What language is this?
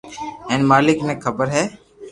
Loarki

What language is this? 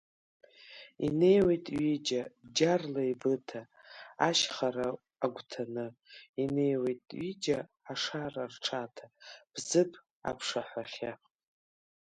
Abkhazian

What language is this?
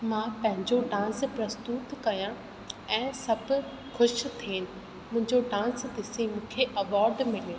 Sindhi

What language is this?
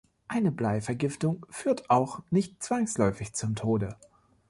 German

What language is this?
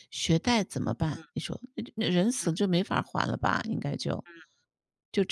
Chinese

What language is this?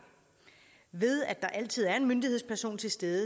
Danish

